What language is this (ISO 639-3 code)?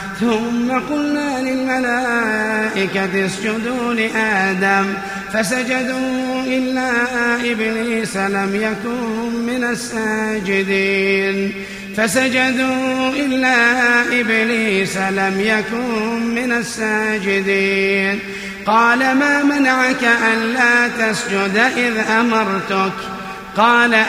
ara